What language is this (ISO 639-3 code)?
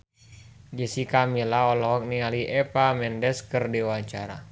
sun